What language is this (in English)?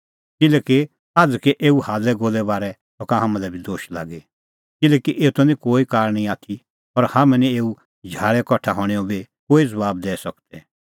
Kullu Pahari